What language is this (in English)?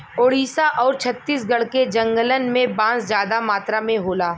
Bhojpuri